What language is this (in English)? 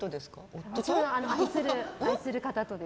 Japanese